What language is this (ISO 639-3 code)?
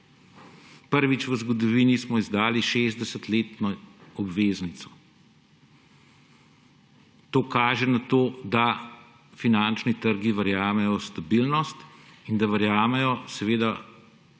slv